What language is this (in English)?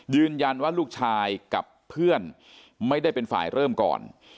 Thai